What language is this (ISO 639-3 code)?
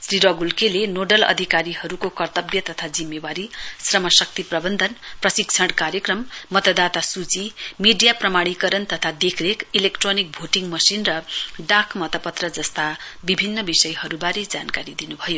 nep